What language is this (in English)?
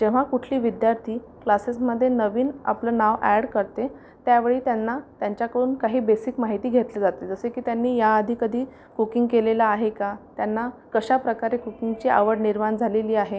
Marathi